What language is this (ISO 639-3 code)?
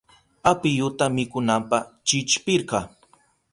qup